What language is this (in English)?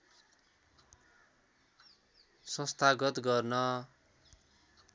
Nepali